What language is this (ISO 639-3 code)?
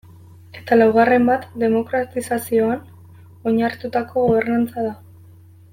eus